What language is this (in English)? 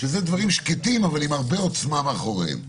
Hebrew